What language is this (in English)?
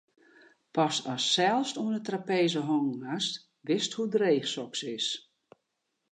Western Frisian